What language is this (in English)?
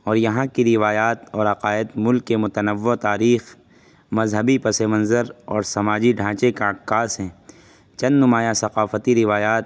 Urdu